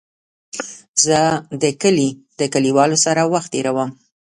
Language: Pashto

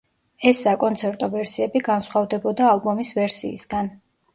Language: Georgian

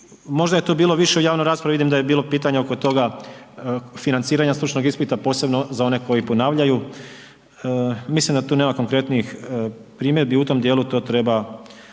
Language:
Croatian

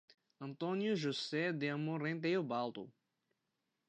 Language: Portuguese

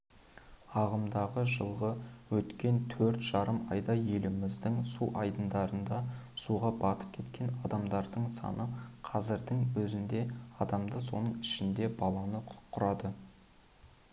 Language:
Kazakh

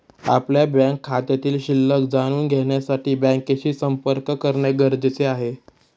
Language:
Marathi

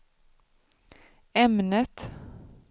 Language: Swedish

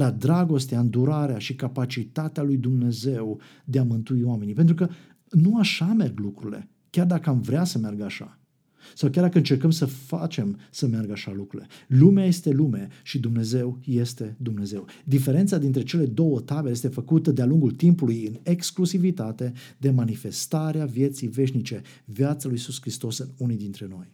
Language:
Romanian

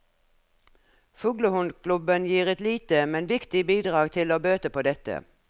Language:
Norwegian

